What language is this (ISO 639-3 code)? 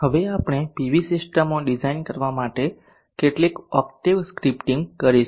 guj